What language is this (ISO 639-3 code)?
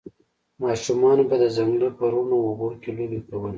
pus